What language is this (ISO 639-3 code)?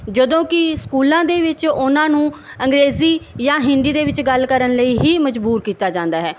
pan